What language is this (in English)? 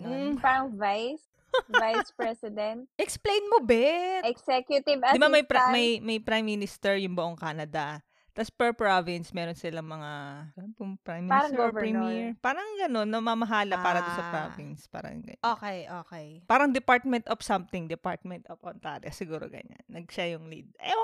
Filipino